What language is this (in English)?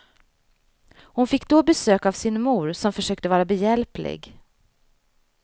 Swedish